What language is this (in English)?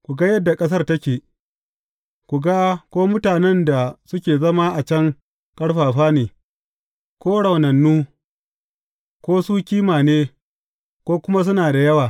Hausa